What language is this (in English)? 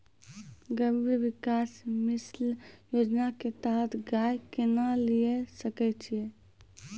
Maithili